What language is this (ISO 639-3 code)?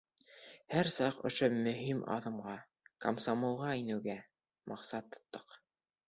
bak